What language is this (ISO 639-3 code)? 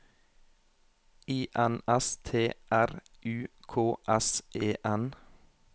nor